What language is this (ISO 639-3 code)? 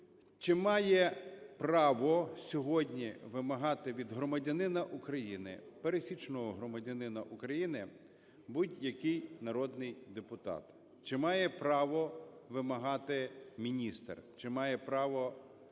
ukr